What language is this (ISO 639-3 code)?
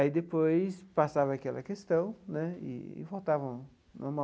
por